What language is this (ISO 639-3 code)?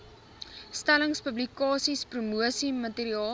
afr